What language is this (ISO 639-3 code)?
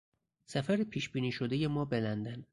fas